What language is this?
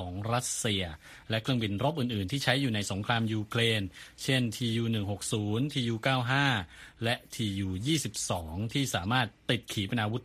Thai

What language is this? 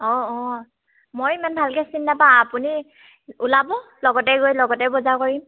Assamese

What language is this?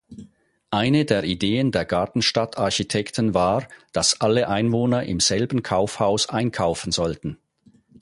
German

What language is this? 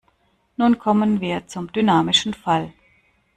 German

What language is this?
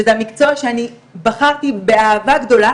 Hebrew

